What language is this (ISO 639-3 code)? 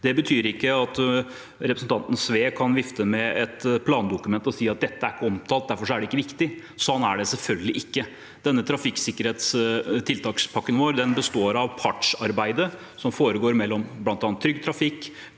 nor